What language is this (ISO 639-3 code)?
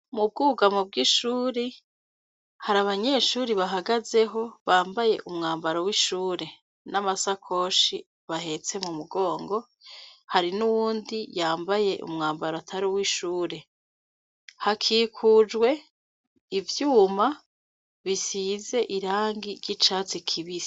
run